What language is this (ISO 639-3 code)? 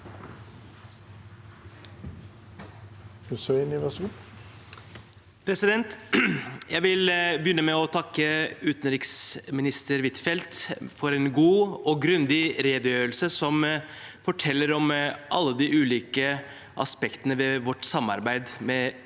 nor